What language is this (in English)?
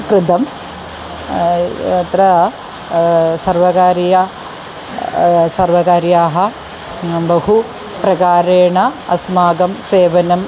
Sanskrit